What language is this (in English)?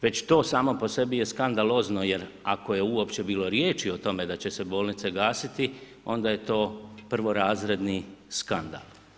Croatian